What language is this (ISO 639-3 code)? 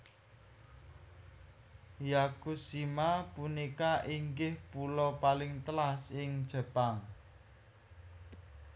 jav